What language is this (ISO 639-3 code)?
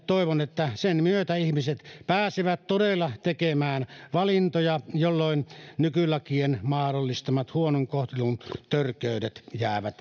fin